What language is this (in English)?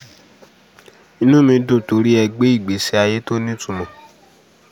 Yoruba